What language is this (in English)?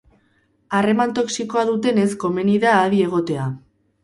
Basque